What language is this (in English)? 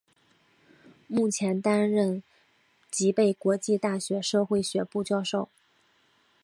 Chinese